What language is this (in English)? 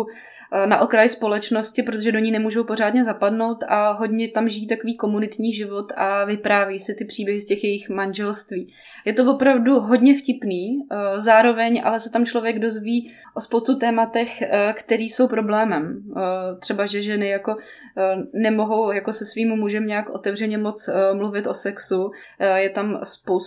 Czech